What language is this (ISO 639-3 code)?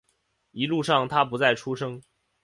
zho